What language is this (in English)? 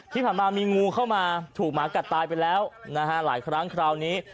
Thai